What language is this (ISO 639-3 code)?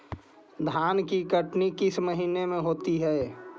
mag